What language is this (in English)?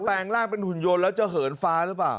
Thai